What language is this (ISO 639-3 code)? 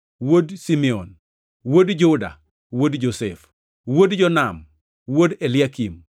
luo